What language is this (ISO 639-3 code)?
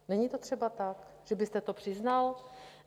ces